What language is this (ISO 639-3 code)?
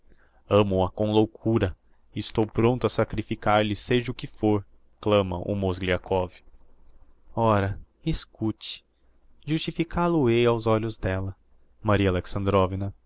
por